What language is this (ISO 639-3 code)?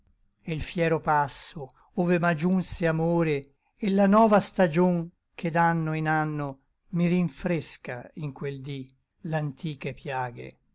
ita